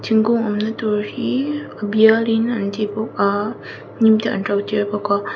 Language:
Mizo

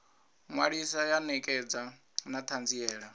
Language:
Venda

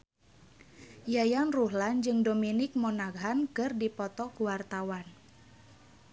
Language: Sundanese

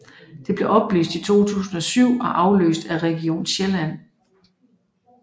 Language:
Danish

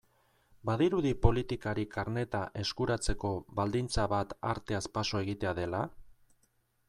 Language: Basque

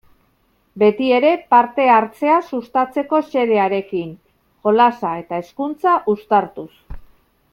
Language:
Basque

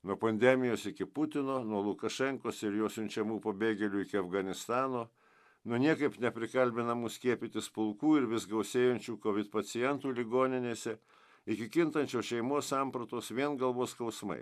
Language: Lithuanian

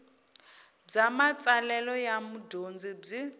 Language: Tsonga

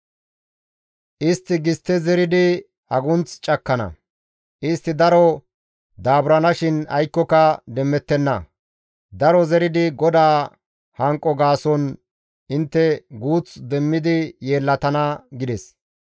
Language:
Gamo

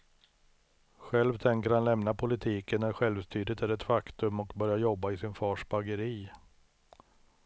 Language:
Swedish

